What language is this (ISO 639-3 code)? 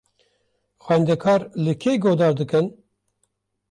kur